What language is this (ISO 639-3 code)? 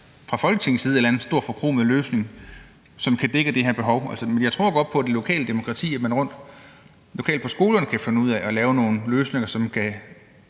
dan